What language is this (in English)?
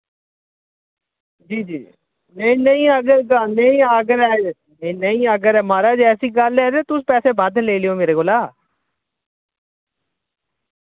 Dogri